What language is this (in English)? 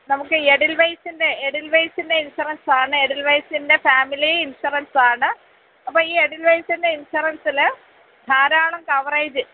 Malayalam